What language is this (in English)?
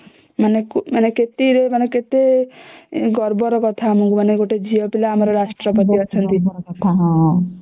Odia